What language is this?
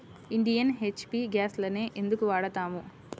Telugu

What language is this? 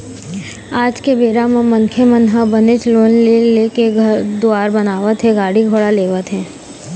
Chhattisgarhi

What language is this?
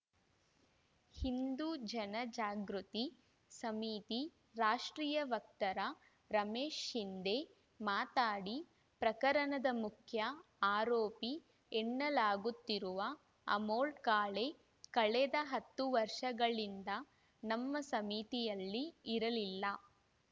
Kannada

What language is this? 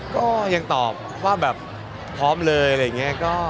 Thai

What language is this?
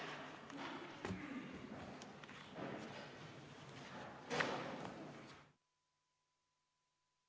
Estonian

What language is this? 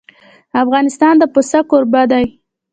Pashto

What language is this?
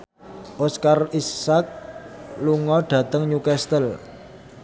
Javanese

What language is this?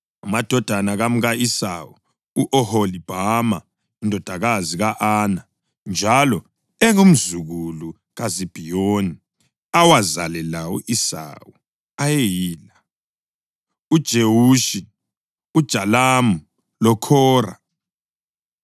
North Ndebele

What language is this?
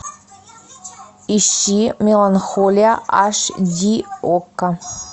Russian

